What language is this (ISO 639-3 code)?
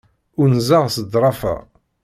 kab